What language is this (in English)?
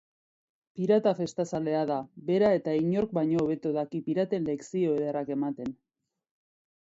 Basque